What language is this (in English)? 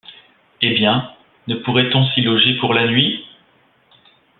French